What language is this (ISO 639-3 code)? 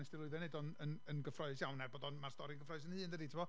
cym